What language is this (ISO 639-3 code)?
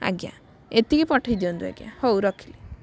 ori